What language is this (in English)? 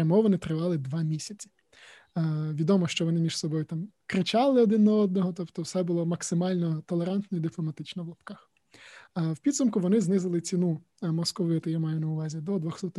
Ukrainian